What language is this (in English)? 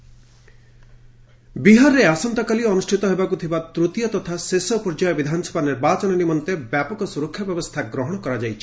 Odia